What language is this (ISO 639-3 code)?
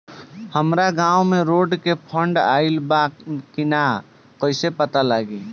bho